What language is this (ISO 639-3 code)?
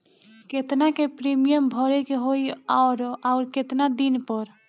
bho